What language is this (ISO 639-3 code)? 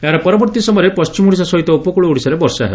ori